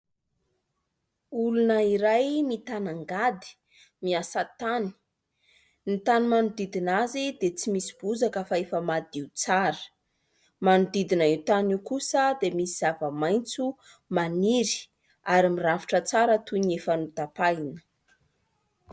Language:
Malagasy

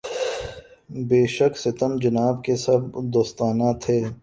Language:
Urdu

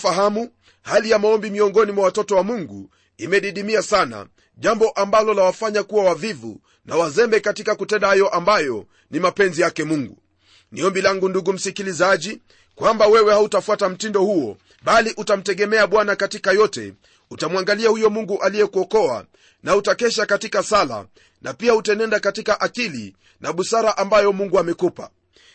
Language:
Swahili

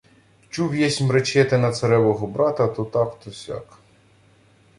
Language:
Ukrainian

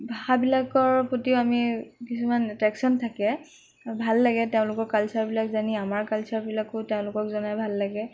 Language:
Assamese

